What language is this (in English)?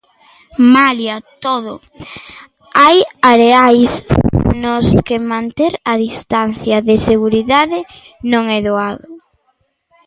Galician